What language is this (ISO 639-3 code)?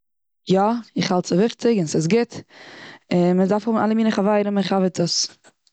yid